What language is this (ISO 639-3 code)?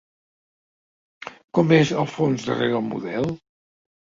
cat